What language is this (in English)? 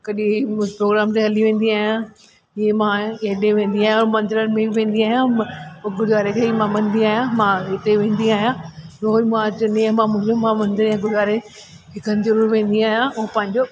Sindhi